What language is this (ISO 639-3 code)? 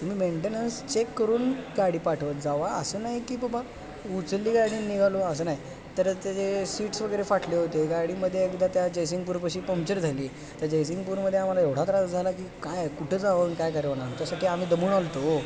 mar